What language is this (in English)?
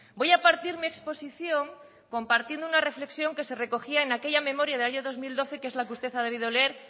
Spanish